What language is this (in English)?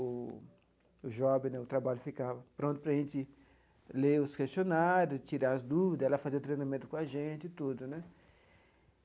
Portuguese